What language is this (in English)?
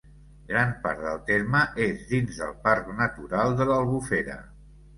Catalan